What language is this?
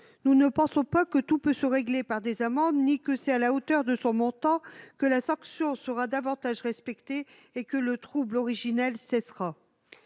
French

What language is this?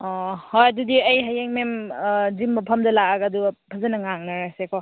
Manipuri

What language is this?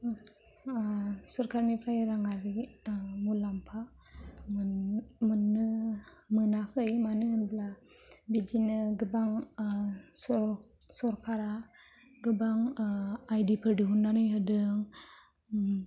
Bodo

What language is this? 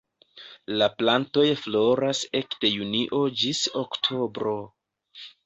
Esperanto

